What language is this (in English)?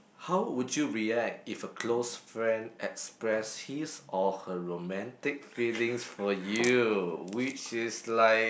English